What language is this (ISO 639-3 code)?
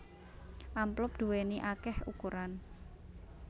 jav